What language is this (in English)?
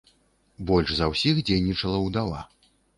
Belarusian